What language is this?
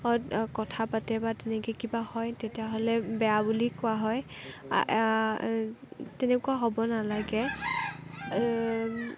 Assamese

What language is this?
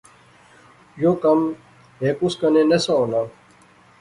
Pahari-Potwari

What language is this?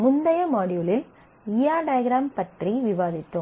Tamil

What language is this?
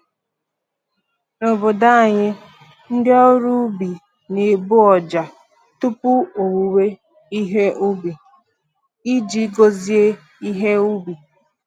Igbo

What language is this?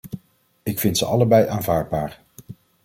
Dutch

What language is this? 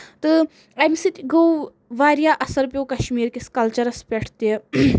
Kashmiri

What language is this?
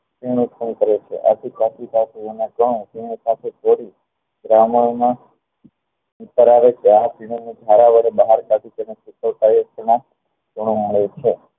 Gujarati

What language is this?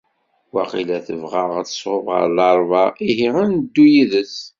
Kabyle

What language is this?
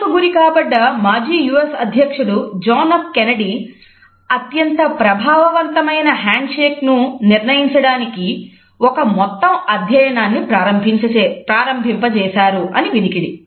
Telugu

